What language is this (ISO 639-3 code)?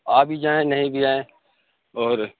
urd